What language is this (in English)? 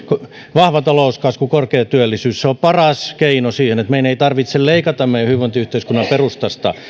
Finnish